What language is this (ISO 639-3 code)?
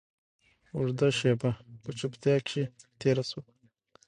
pus